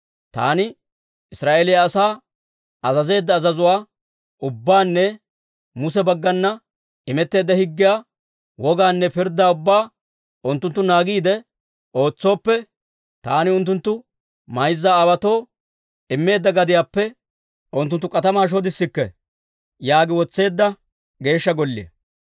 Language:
Dawro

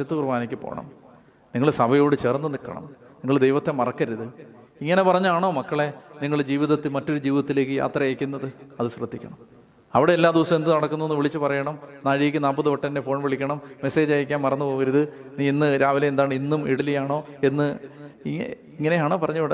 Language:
Malayalam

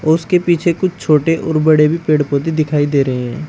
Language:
Hindi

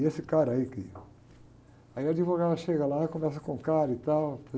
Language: Portuguese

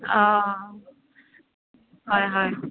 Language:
Assamese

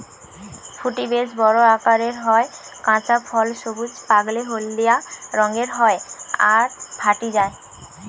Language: Bangla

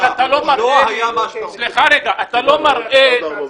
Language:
Hebrew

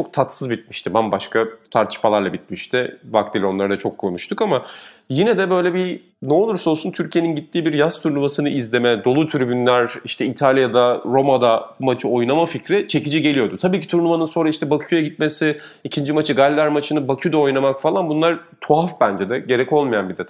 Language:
Turkish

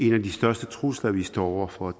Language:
Danish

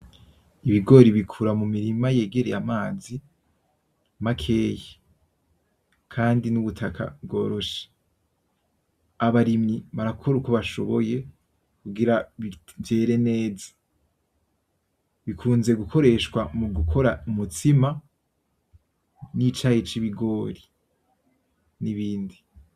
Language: Rundi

